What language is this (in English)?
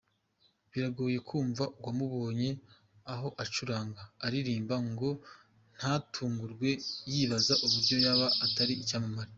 Kinyarwanda